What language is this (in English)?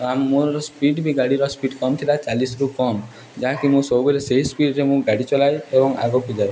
Odia